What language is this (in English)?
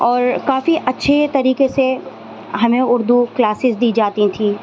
Urdu